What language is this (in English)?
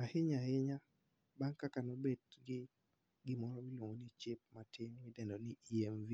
Luo (Kenya and Tanzania)